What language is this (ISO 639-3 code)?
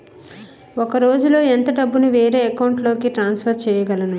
tel